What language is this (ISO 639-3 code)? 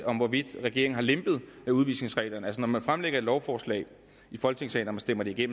dan